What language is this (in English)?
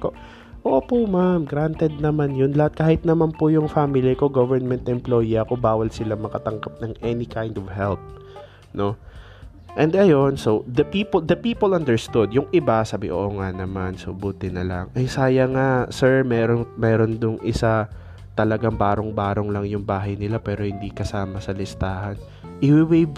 Filipino